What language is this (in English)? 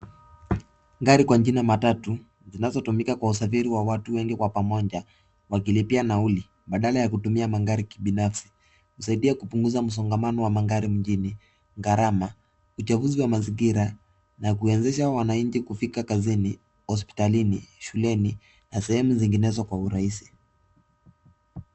Swahili